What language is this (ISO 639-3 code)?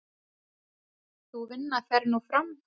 isl